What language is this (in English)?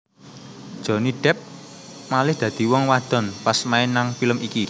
Javanese